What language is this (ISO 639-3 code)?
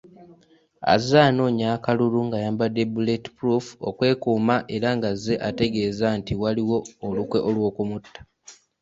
lug